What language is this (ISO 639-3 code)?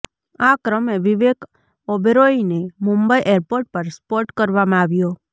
guj